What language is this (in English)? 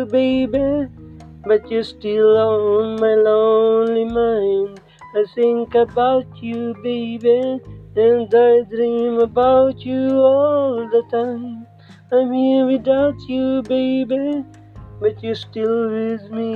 Filipino